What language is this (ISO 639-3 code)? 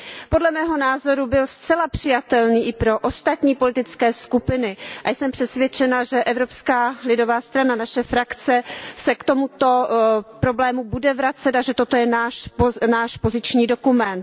ces